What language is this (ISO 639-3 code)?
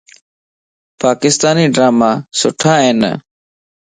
lss